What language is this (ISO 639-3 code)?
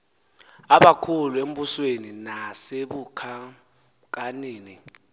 xho